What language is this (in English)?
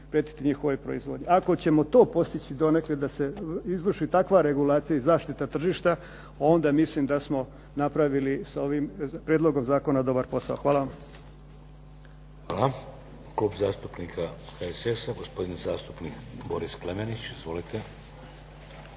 Croatian